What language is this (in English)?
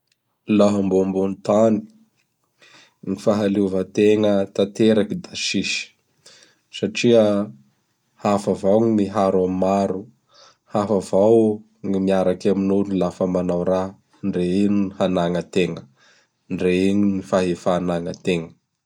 Bara Malagasy